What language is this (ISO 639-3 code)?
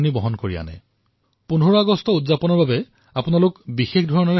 asm